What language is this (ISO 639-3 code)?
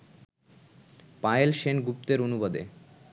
ben